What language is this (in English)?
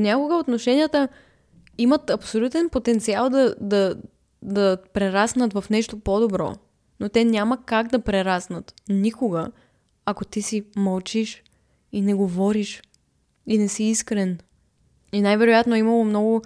Bulgarian